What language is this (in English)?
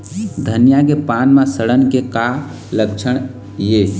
Chhattisgarhi